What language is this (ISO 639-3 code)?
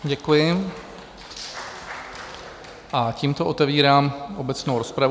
ces